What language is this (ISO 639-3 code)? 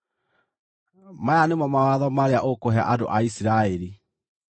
kik